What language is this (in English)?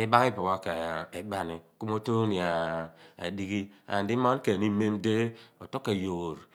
Abua